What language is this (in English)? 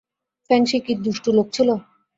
Bangla